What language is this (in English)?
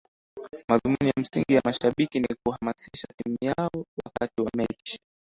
Swahili